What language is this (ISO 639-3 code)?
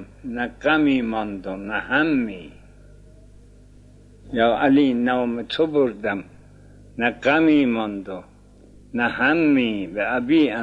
fas